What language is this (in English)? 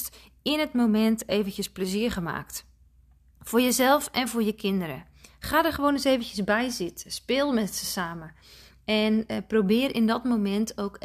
Dutch